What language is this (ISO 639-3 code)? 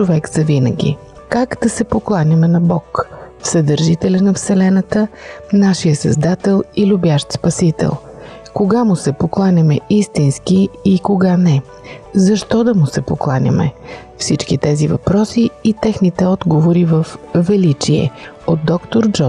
bul